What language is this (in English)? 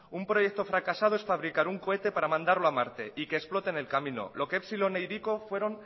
Spanish